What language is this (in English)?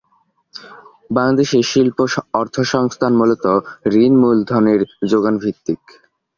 Bangla